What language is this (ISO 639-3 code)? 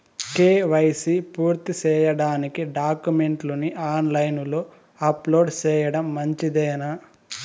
tel